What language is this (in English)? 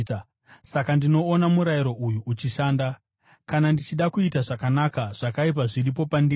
Shona